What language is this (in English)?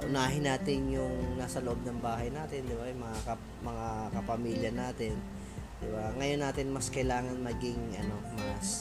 Filipino